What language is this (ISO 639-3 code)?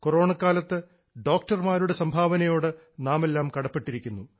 mal